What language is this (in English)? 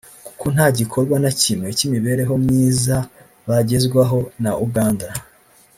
Kinyarwanda